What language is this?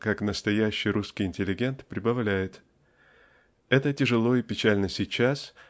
Russian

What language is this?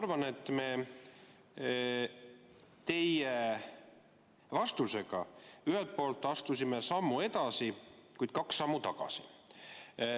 Estonian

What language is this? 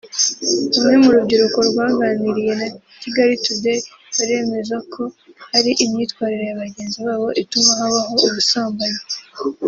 Kinyarwanda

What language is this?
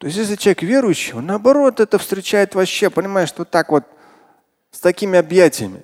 Russian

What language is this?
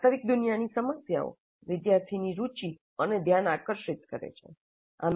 Gujarati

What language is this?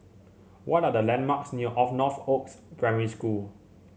English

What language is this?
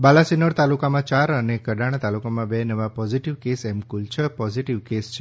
Gujarati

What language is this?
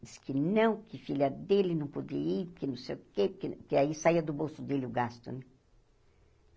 Portuguese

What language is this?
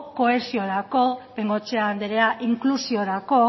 Basque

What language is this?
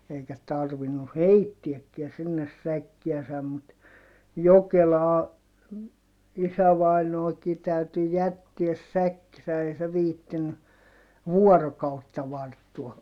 Finnish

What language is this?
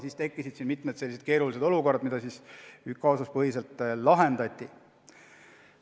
Estonian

